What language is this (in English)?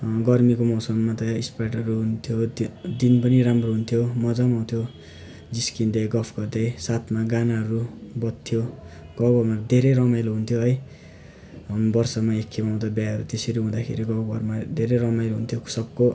Nepali